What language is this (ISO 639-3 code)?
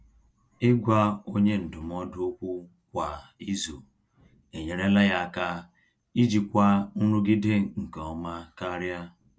ibo